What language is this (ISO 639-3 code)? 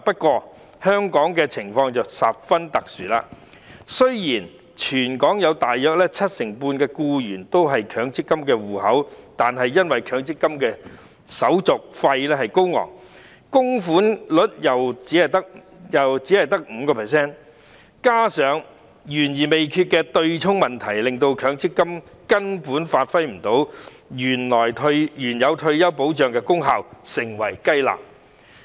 yue